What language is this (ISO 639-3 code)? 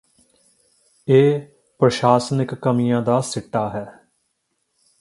pan